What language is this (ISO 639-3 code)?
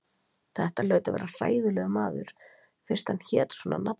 isl